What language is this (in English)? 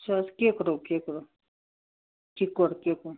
Kashmiri